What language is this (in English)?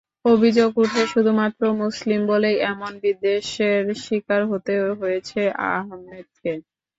Bangla